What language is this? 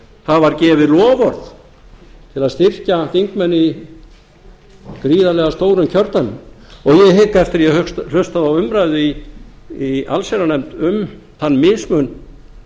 Icelandic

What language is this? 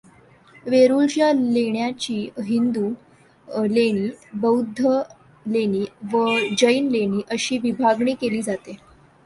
Marathi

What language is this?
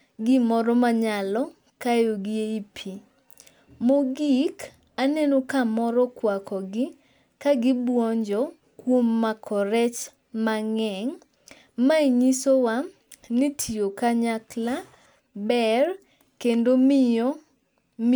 Luo (Kenya and Tanzania)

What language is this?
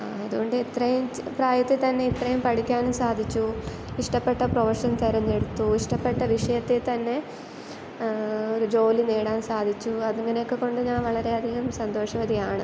Malayalam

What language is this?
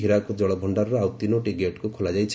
Odia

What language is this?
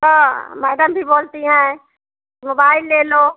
Hindi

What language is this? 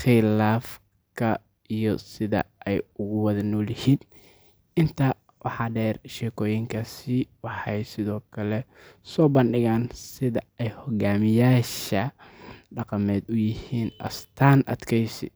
Somali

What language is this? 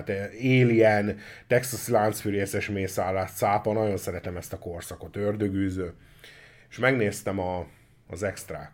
Hungarian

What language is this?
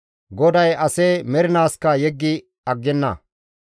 Gamo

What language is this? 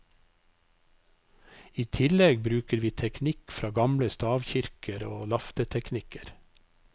Norwegian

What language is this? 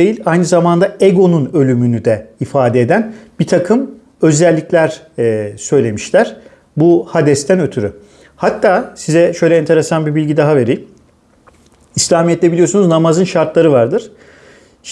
Turkish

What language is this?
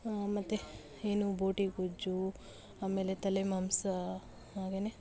Kannada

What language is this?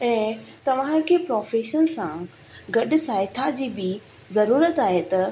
Sindhi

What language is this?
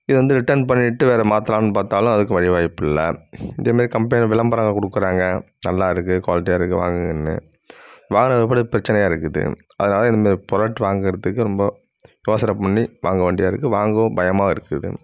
Tamil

